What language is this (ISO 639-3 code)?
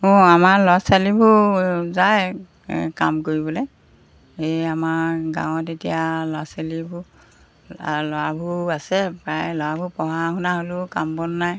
asm